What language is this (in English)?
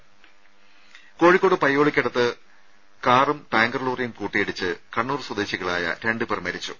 Malayalam